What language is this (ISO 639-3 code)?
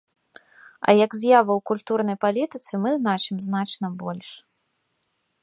bel